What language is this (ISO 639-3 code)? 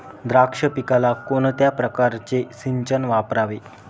mar